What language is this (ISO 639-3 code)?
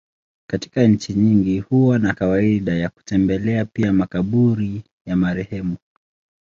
swa